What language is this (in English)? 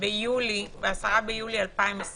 Hebrew